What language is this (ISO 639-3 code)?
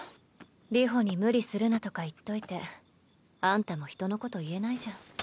jpn